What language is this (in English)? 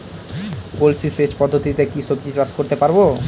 Bangla